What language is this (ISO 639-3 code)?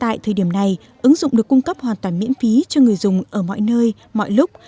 vie